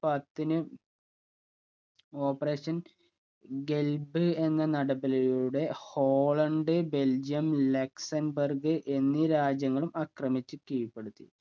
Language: Malayalam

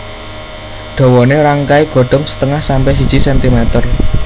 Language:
Javanese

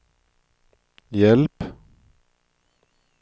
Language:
Swedish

